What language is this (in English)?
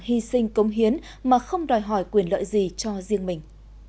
Vietnamese